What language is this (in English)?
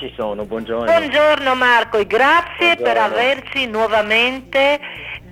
Italian